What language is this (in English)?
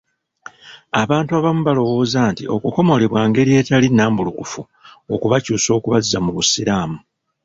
Ganda